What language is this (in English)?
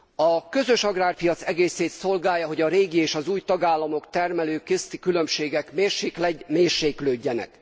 Hungarian